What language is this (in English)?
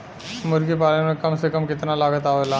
Bhojpuri